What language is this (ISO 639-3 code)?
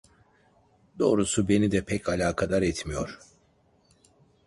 tur